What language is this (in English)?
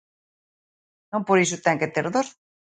Galician